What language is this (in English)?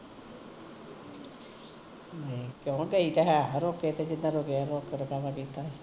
Punjabi